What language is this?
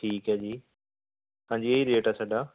Punjabi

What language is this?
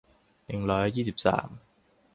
Thai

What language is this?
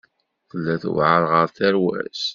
Kabyle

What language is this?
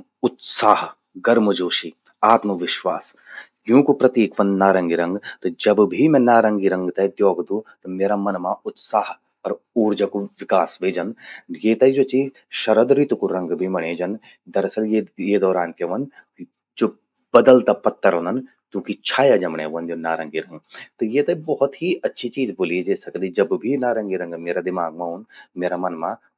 Garhwali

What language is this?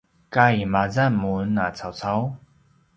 Paiwan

